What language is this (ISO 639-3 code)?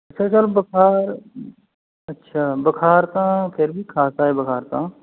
pan